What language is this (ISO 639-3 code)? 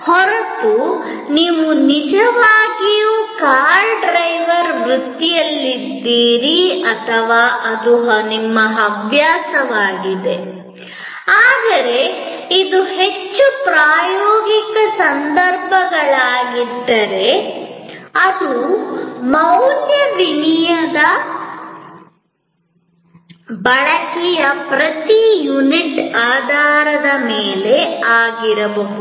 kan